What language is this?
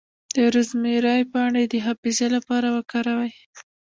Pashto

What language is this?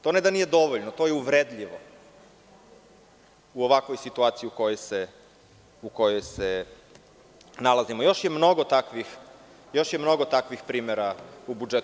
Serbian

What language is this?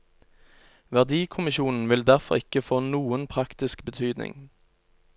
Norwegian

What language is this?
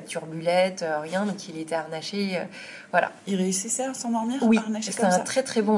French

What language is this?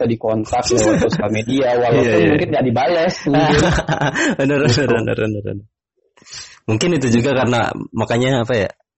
Indonesian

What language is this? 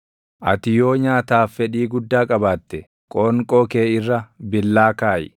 Oromo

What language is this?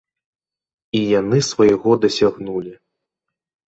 Belarusian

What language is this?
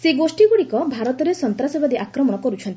Odia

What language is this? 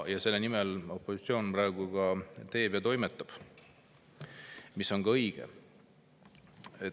Estonian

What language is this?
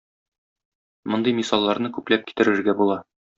Tatar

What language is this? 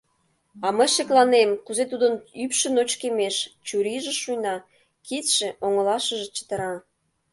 Mari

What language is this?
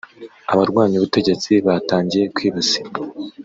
Kinyarwanda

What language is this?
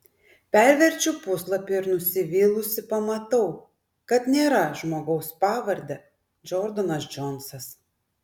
Lithuanian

